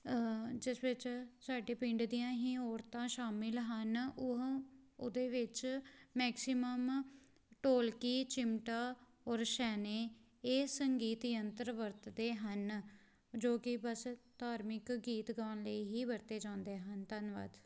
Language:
Punjabi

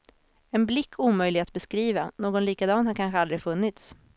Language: Swedish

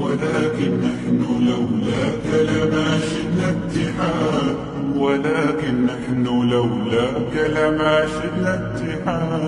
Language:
Arabic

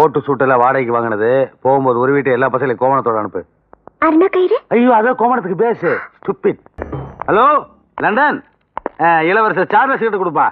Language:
Thai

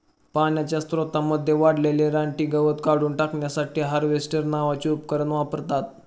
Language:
Marathi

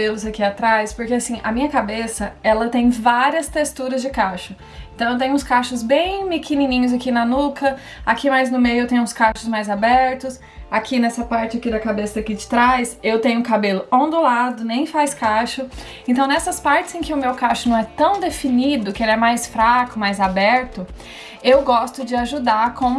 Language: Portuguese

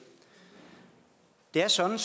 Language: Danish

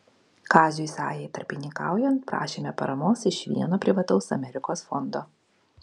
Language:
Lithuanian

